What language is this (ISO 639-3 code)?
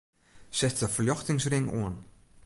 fry